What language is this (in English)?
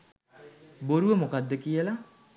Sinhala